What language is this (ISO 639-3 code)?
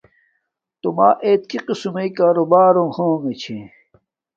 dmk